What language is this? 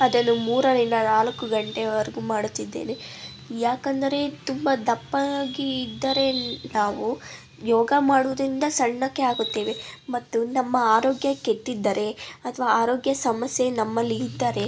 Kannada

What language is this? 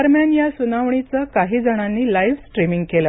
Marathi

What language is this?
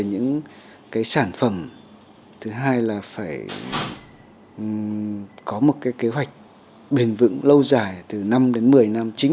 Vietnamese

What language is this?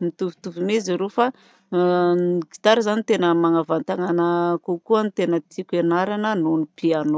Southern Betsimisaraka Malagasy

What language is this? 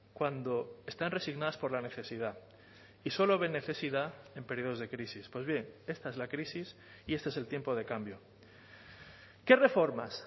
Spanish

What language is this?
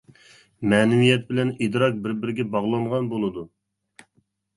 Uyghur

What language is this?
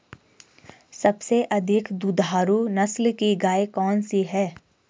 Hindi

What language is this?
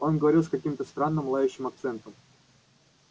Russian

